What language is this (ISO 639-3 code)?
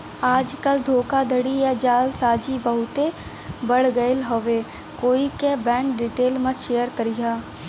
bho